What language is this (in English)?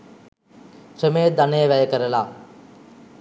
Sinhala